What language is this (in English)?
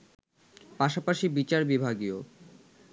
Bangla